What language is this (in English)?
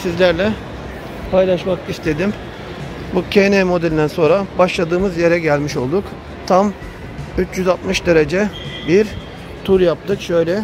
Turkish